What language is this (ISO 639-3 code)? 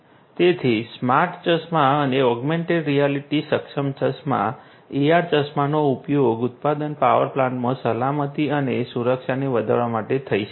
guj